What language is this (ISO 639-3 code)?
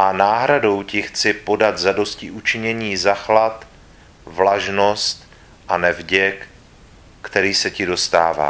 ces